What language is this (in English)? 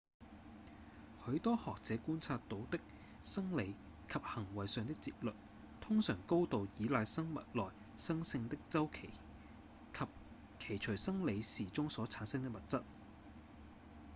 Cantonese